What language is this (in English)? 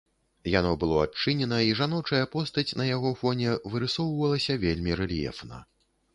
Belarusian